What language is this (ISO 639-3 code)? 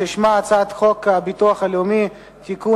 heb